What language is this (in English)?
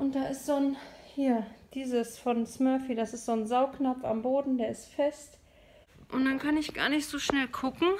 German